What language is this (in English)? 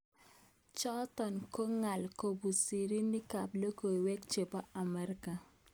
Kalenjin